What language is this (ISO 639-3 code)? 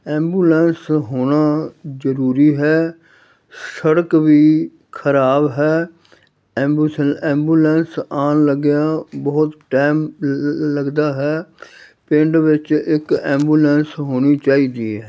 pan